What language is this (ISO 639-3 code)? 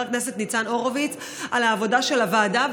heb